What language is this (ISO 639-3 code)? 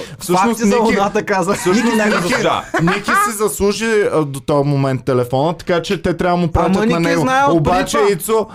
bul